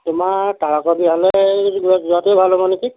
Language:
Assamese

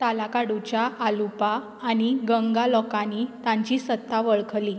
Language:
Konkani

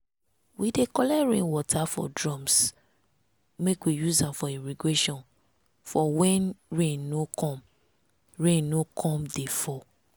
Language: Nigerian Pidgin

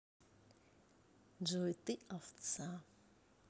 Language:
Russian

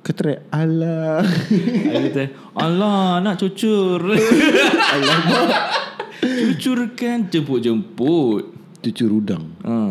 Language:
Malay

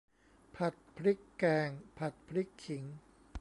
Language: Thai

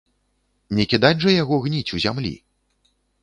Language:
Belarusian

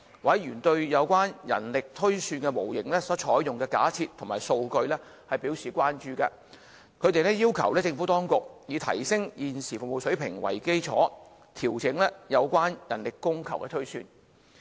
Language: Cantonese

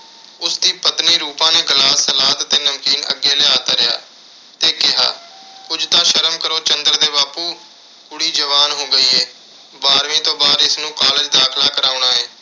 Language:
Punjabi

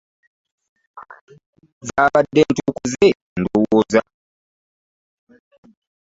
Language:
Ganda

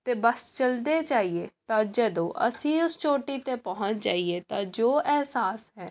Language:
Punjabi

